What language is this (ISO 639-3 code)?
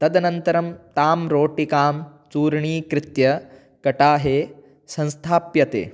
san